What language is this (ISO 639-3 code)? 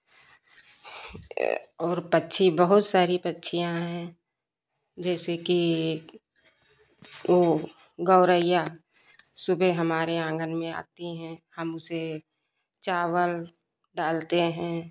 hin